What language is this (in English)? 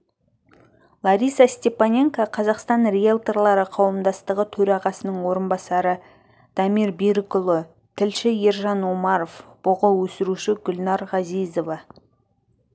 Kazakh